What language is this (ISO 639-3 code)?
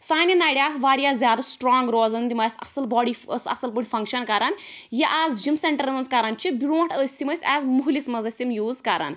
kas